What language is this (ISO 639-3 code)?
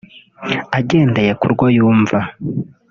kin